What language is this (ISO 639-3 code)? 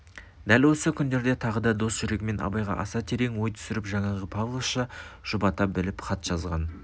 kaz